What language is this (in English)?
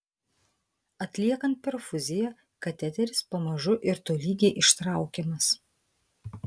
Lithuanian